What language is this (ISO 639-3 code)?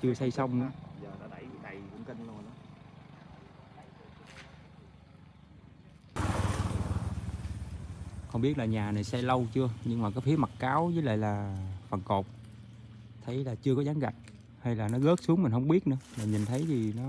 vie